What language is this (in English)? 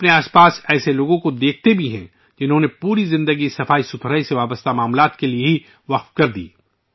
Urdu